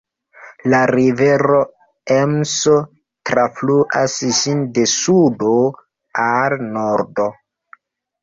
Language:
Esperanto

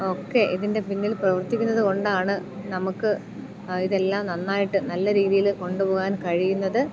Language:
Malayalam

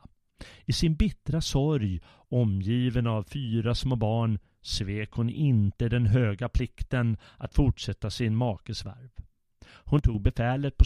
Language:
Swedish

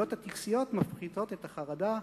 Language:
Hebrew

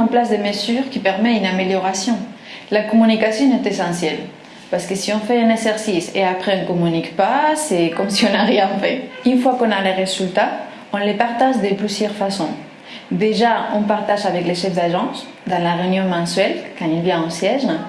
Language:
French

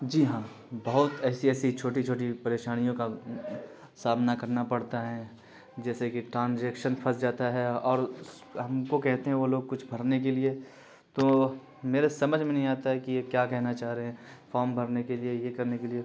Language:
Urdu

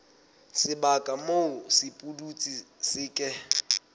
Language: Southern Sotho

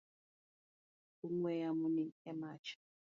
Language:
Luo (Kenya and Tanzania)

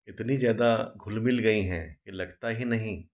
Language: Hindi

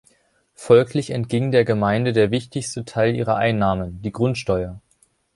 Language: German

